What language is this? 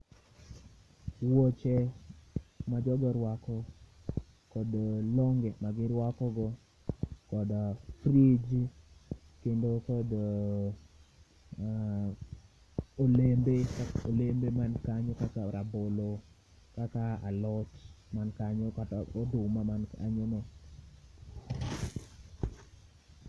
Luo (Kenya and Tanzania)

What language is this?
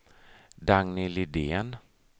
Swedish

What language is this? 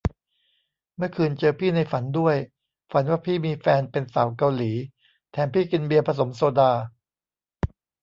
Thai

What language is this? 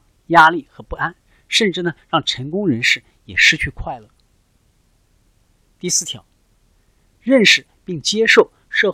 Chinese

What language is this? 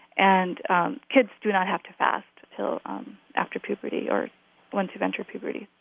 English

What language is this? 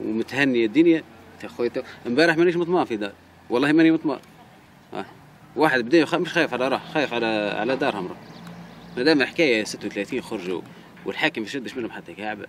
Arabic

